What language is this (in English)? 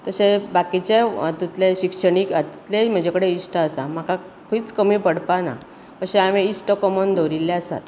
Konkani